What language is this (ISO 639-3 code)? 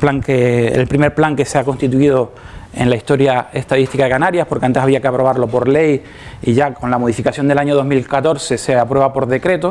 spa